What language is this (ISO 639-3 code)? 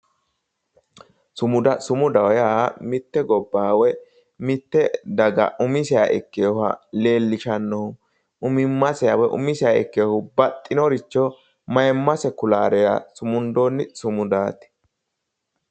sid